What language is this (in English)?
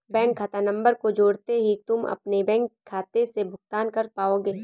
Hindi